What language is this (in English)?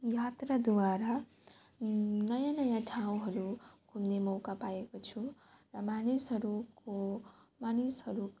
Nepali